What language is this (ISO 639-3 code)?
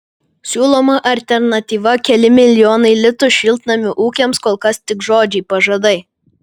lit